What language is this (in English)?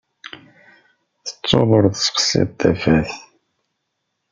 Kabyle